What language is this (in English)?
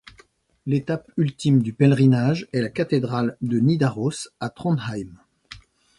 French